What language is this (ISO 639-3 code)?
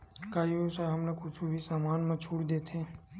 hne